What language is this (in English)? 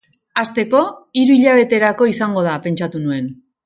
Basque